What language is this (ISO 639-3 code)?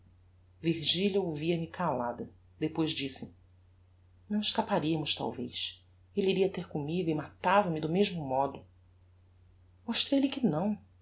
por